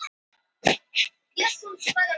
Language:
Icelandic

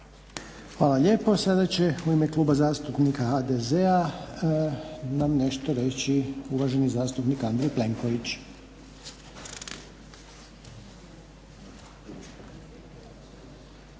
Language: Croatian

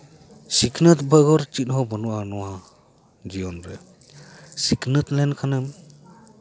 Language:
Santali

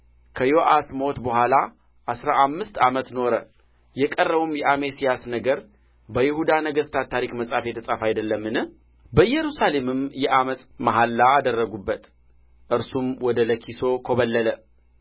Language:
Amharic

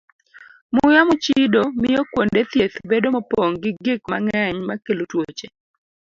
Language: Luo (Kenya and Tanzania)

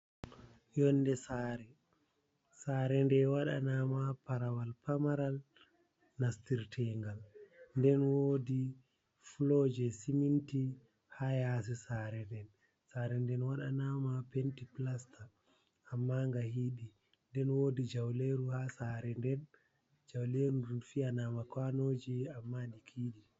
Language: Fula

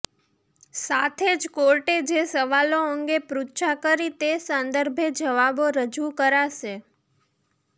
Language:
Gujarati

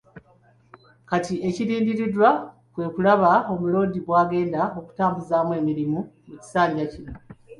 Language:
Ganda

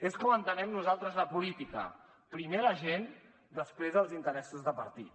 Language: Catalan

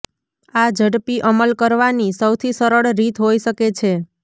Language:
Gujarati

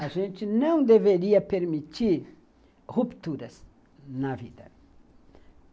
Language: Portuguese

